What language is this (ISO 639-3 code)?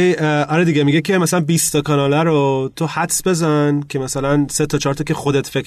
fas